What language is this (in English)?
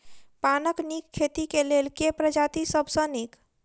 Maithili